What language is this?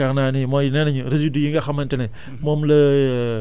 Wolof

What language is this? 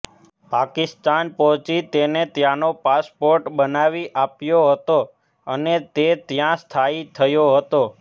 Gujarati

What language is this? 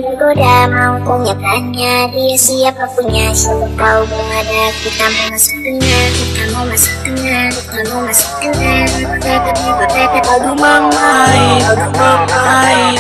Malayalam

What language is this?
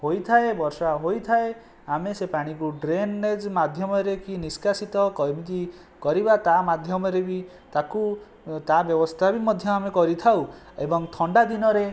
Odia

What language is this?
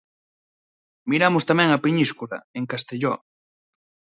Galician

